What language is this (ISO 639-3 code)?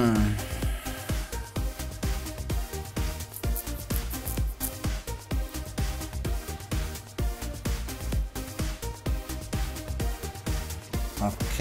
ita